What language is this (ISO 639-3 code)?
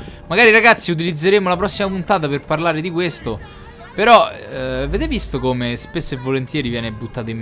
ita